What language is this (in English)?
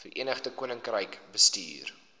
Afrikaans